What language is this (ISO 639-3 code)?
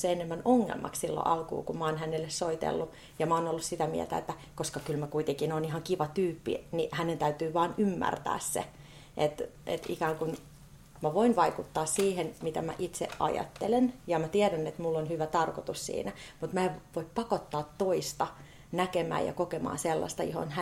fin